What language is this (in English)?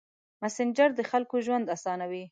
Pashto